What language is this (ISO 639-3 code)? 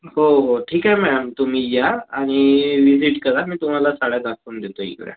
mar